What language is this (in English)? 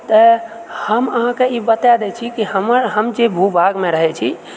Maithili